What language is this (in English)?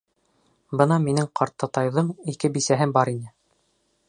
Bashkir